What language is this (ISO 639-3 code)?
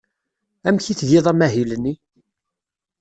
kab